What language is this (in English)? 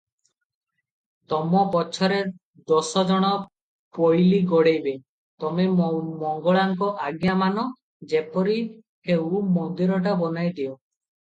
Odia